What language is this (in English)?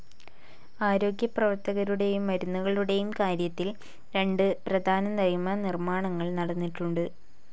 Malayalam